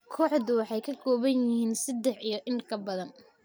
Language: Somali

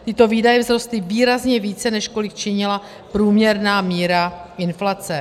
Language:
Czech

